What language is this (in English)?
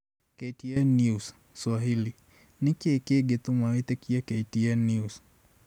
Kikuyu